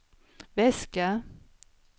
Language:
Swedish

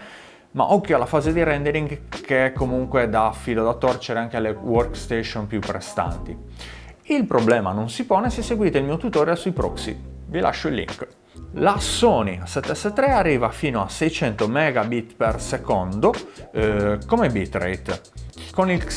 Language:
Italian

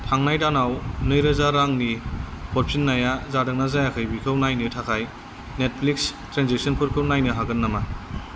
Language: Bodo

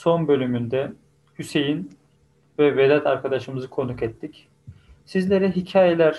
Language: Turkish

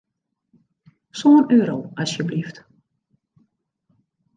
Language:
Western Frisian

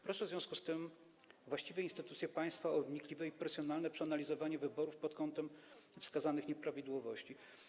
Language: Polish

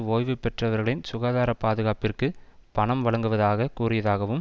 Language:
Tamil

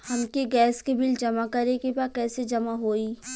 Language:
Bhojpuri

